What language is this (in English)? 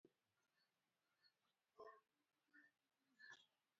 Luo (Kenya and Tanzania)